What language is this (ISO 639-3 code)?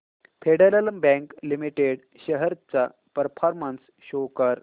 mar